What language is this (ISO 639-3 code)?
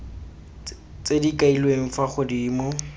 tsn